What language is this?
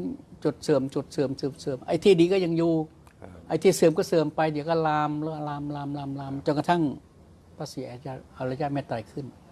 Thai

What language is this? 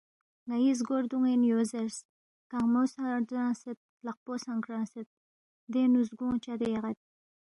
Balti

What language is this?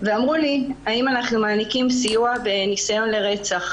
Hebrew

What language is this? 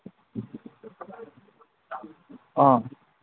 Manipuri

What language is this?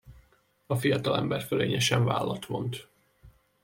Hungarian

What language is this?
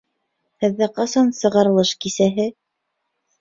Bashkir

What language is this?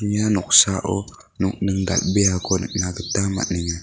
Garo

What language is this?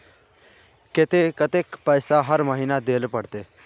Magahi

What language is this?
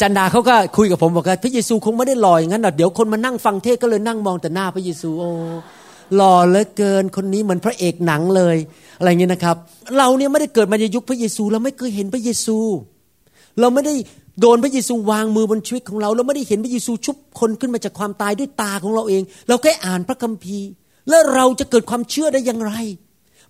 Thai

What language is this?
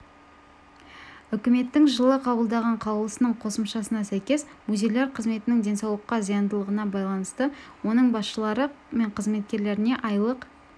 Kazakh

